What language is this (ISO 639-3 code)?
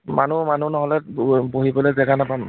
asm